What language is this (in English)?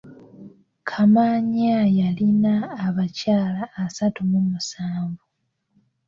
Ganda